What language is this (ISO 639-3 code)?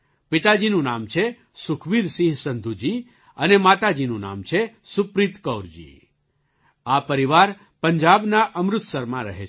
guj